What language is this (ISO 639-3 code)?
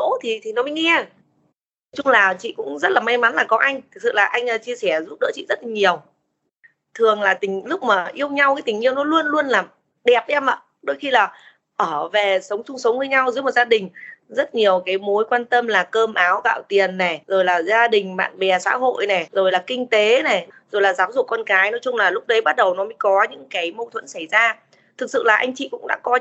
vie